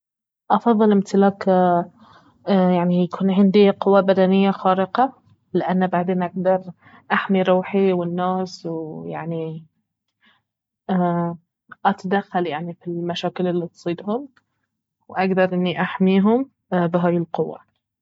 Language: Baharna Arabic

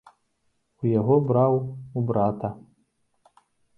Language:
Belarusian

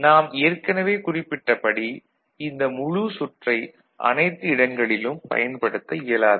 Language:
Tamil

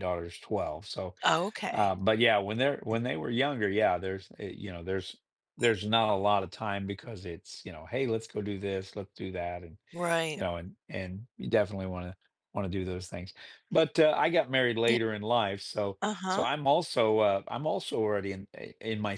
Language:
English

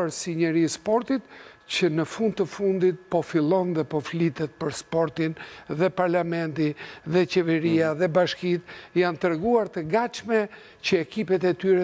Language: Romanian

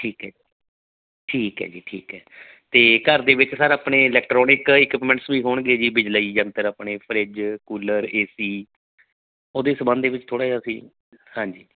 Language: Punjabi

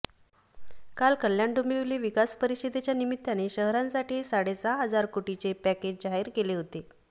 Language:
Marathi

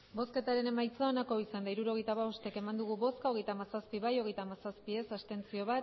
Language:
Basque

